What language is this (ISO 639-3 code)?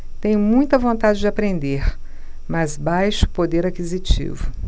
por